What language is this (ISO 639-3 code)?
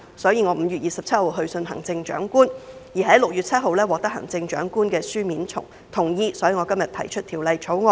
yue